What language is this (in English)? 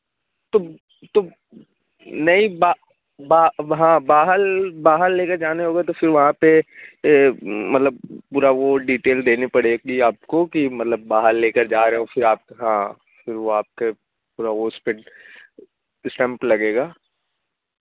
Urdu